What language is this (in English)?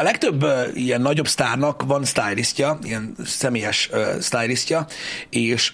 Hungarian